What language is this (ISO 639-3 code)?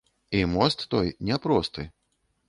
bel